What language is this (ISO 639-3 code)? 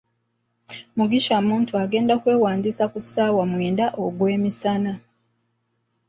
lug